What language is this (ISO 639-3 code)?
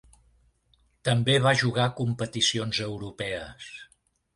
cat